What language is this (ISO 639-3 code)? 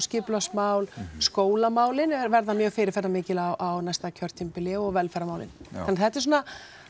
isl